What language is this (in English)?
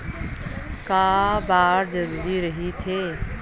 Chhattisgarhi